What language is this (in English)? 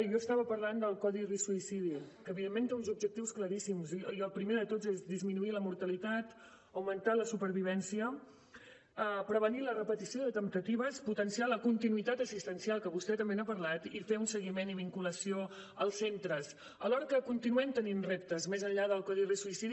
Catalan